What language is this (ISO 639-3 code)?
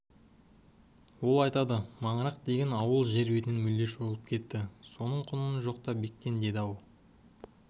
kaz